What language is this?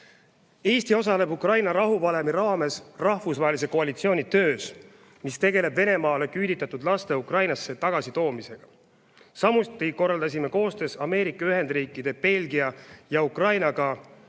Estonian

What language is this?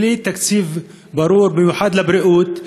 Hebrew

